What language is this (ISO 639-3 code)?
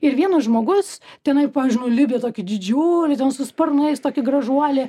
lit